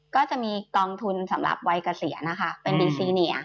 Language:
Thai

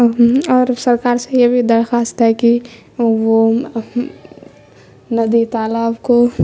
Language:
Urdu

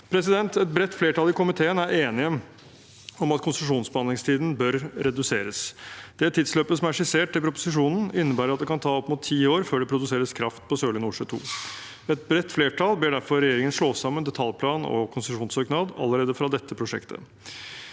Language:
Norwegian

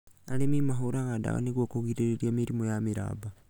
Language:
Kikuyu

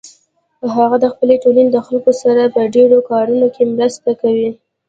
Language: Pashto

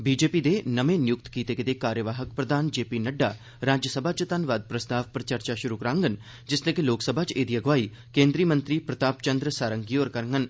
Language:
Dogri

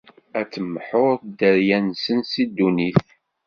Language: Kabyle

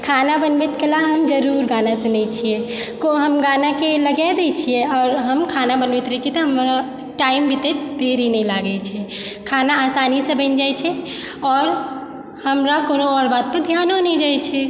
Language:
Maithili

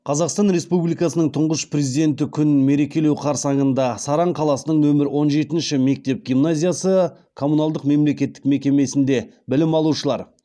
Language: Kazakh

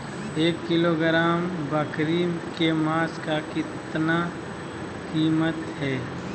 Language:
Magahi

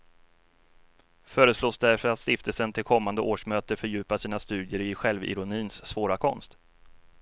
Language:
Swedish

